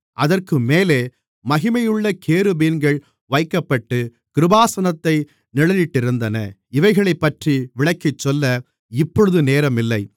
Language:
Tamil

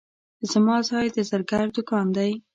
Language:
Pashto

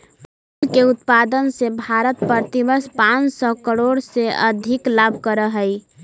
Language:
Magahi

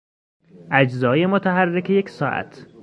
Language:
Persian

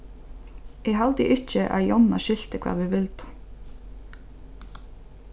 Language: Faroese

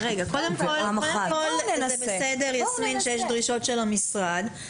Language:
Hebrew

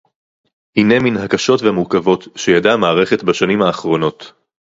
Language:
Hebrew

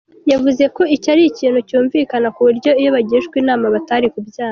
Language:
Kinyarwanda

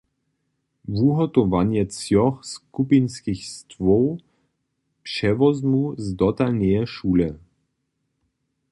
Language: Upper Sorbian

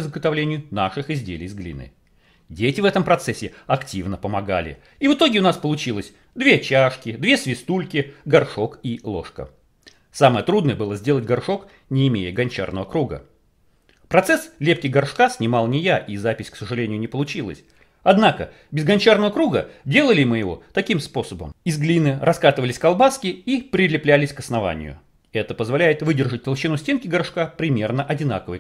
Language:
Russian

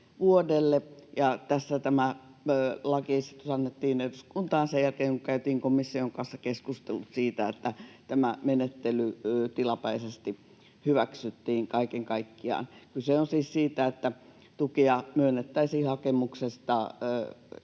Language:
Finnish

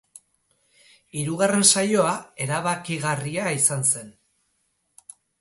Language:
Basque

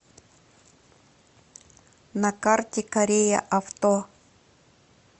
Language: Russian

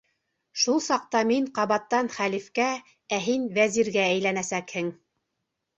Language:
Bashkir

